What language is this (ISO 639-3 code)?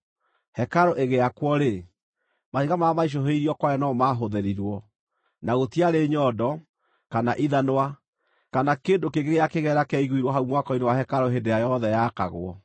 kik